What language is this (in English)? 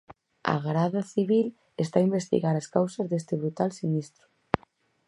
Galician